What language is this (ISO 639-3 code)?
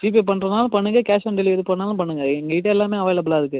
tam